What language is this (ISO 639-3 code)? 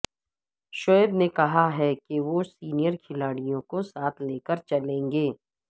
urd